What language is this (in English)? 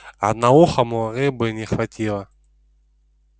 Russian